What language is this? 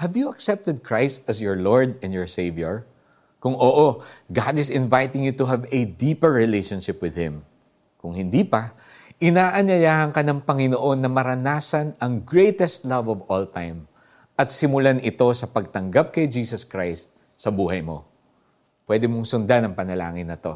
Filipino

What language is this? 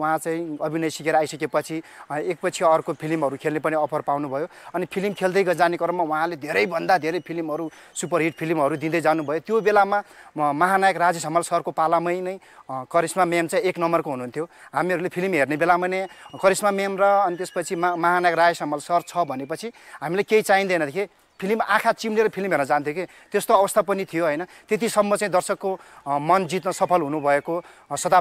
Romanian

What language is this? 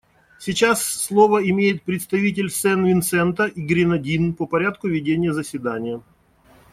Russian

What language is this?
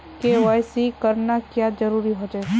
Magahi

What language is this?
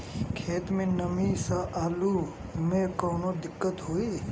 Bhojpuri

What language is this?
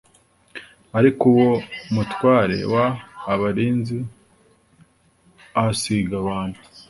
Kinyarwanda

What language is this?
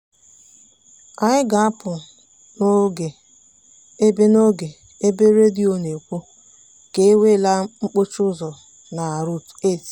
Igbo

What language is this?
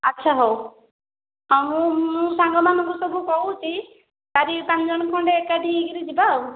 Odia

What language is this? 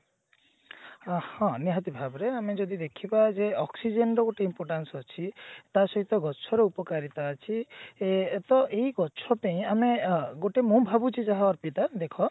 Odia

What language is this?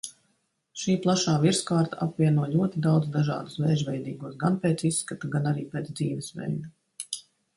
Latvian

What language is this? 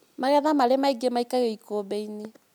Kikuyu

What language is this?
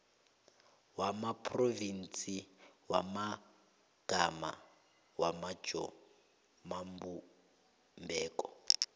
South Ndebele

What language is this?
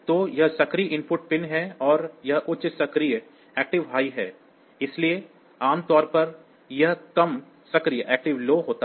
Hindi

